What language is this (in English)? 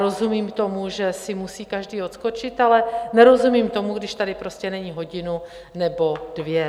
Czech